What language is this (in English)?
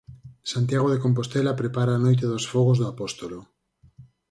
Galician